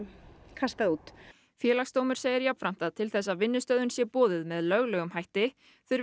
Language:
Icelandic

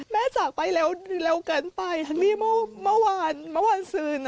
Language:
Thai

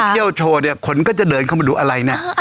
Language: Thai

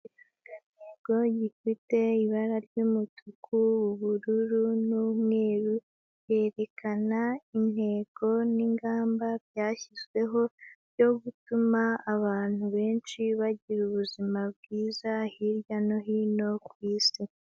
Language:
Kinyarwanda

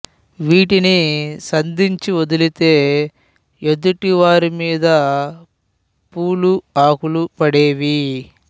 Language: Telugu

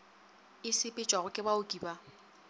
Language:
Northern Sotho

